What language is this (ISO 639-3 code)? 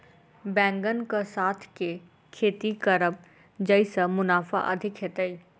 mai